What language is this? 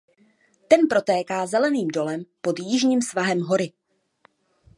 Czech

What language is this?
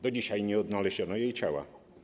Polish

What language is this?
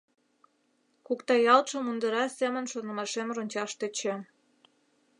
Mari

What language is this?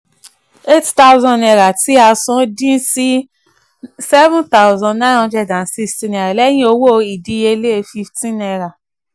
Yoruba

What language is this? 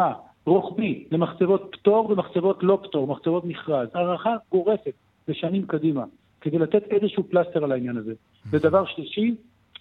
Hebrew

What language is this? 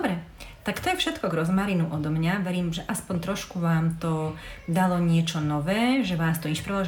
Slovak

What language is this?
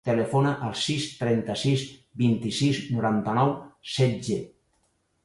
Catalan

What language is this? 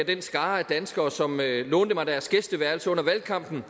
Danish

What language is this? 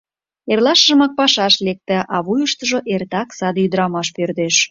Mari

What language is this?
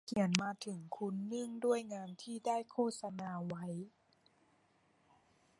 Thai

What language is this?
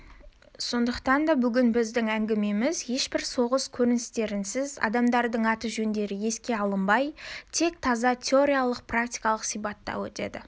Kazakh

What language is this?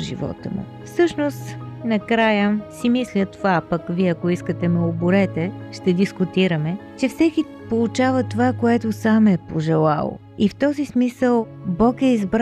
Bulgarian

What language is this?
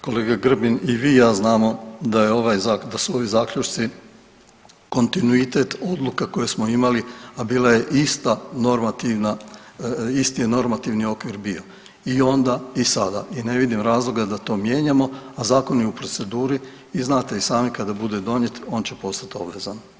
Croatian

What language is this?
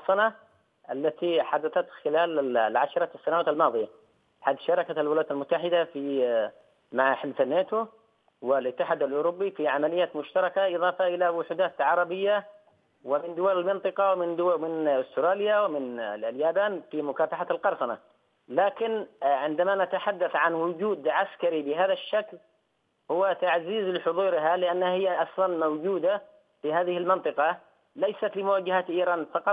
Arabic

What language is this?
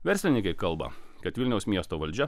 Lithuanian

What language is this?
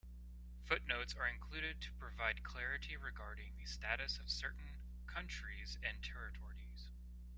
English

